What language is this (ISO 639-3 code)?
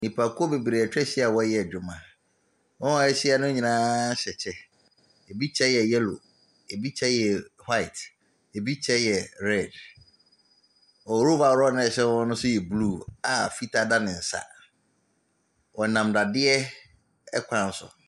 aka